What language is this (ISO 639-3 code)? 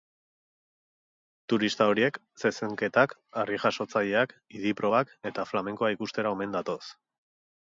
eus